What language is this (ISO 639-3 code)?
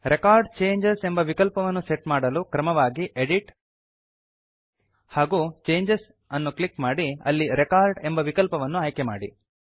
kan